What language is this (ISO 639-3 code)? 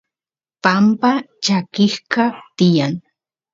qus